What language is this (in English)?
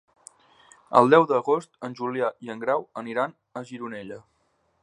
Catalan